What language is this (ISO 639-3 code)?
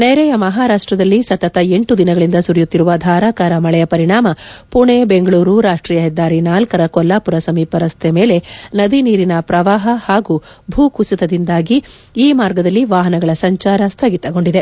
kan